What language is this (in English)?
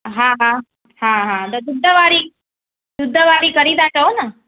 Sindhi